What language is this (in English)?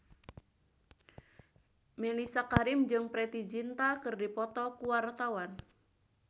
Sundanese